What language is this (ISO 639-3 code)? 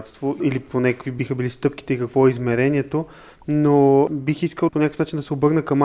bul